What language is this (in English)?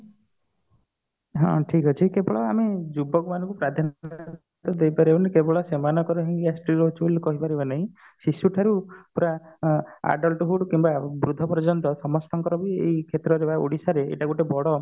Odia